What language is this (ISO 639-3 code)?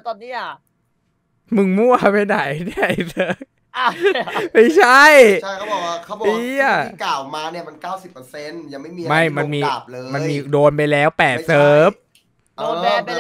tha